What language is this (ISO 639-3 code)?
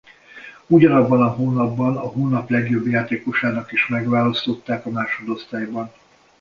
hun